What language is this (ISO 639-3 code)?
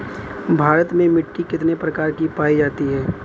bho